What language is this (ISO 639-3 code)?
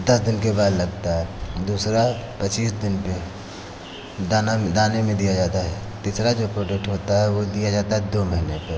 hin